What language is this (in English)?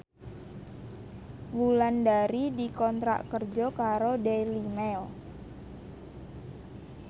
Javanese